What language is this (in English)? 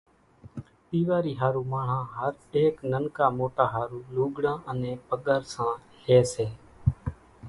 Kachi Koli